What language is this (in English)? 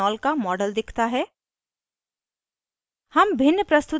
Hindi